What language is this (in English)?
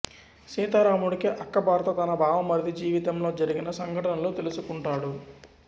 Telugu